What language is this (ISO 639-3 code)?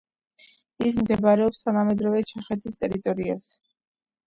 kat